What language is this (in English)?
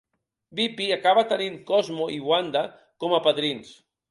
Catalan